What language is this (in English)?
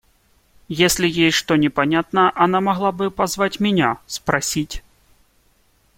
Russian